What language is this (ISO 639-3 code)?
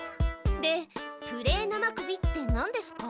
jpn